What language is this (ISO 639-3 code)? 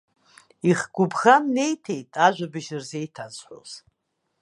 abk